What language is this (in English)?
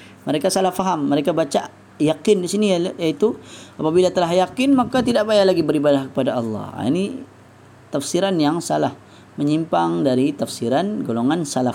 Malay